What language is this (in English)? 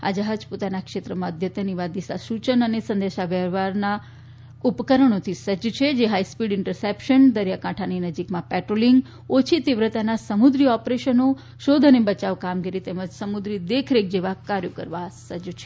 Gujarati